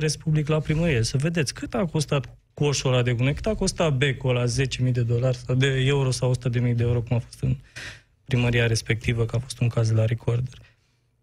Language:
Romanian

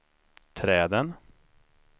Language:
Swedish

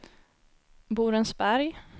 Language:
Swedish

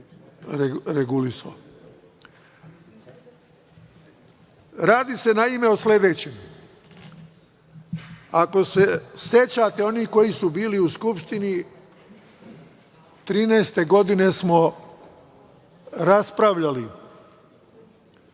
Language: Serbian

